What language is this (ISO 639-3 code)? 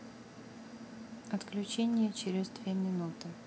rus